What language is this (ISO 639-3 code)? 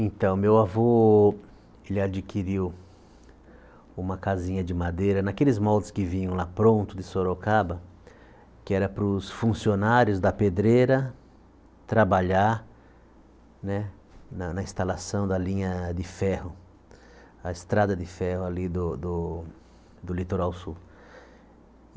por